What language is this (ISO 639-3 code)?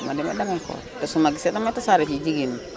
wol